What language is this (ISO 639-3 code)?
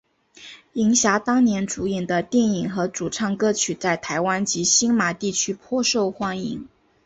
zho